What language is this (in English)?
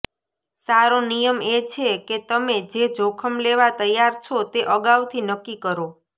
Gujarati